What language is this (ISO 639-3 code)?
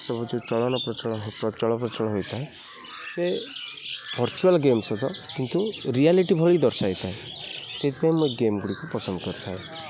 ori